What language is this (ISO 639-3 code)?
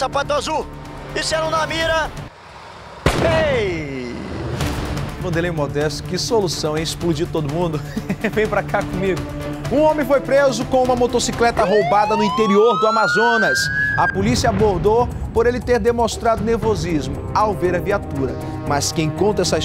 por